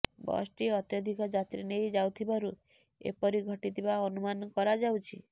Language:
Odia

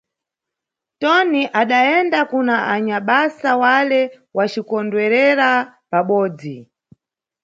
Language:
Nyungwe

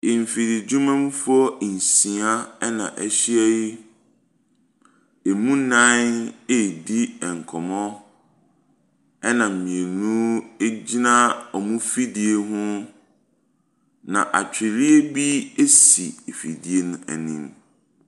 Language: Akan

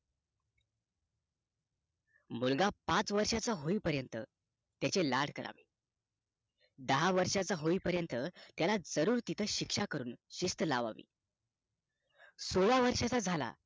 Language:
Marathi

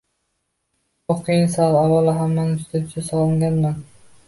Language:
Uzbek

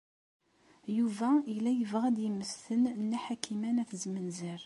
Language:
Kabyle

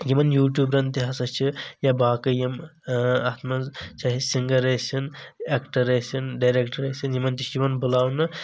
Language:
Kashmiri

